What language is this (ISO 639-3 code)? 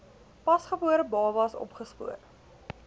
afr